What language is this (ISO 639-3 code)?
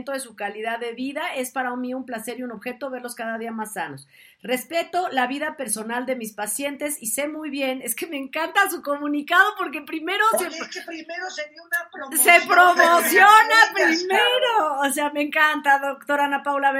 spa